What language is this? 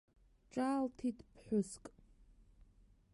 Abkhazian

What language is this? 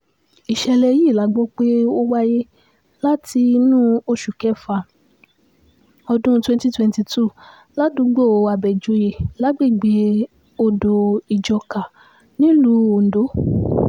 Yoruba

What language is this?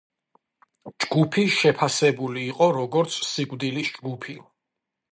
Georgian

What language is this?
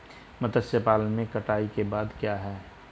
Hindi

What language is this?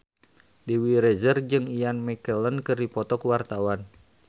Sundanese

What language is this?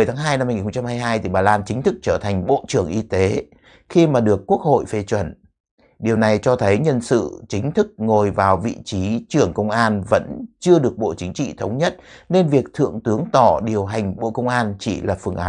Vietnamese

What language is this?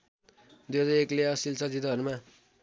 Nepali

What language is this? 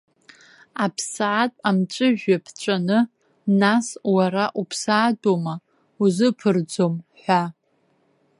Abkhazian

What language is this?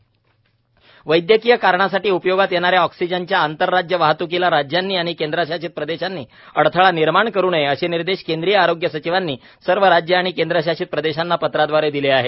Marathi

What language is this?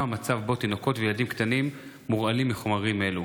Hebrew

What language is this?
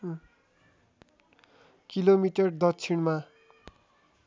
Nepali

